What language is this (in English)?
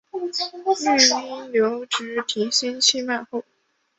Chinese